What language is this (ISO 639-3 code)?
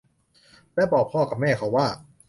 tha